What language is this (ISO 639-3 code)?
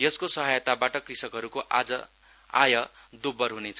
nep